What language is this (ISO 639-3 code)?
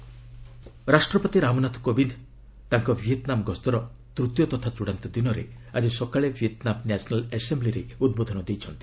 ori